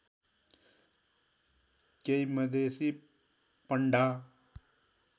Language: Nepali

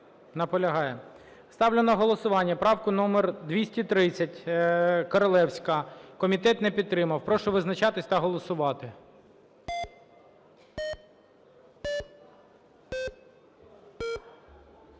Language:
Ukrainian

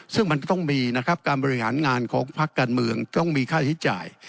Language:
Thai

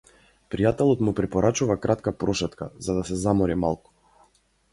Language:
Macedonian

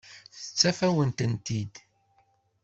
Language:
Kabyle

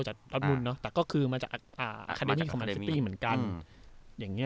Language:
Thai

